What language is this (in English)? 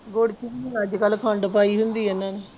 Punjabi